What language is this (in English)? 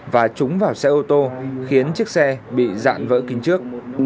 Vietnamese